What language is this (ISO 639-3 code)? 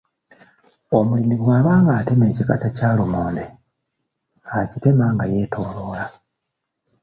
lug